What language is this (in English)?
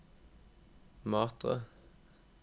Norwegian